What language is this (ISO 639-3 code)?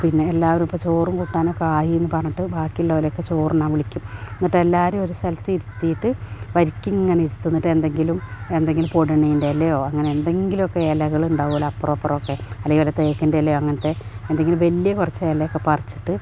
mal